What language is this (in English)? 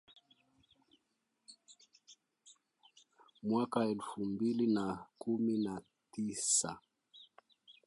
Swahili